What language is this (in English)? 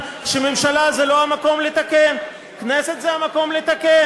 Hebrew